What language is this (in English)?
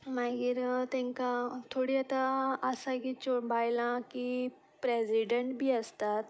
Konkani